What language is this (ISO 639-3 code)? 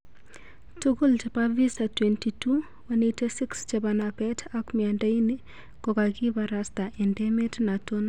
kln